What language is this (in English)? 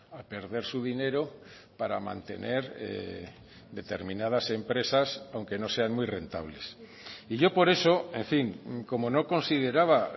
Spanish